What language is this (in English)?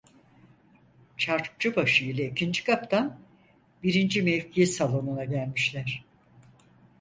Turkish